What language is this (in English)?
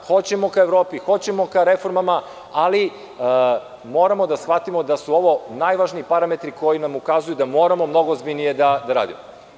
Serbian